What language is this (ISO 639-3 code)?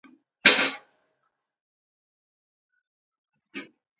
pus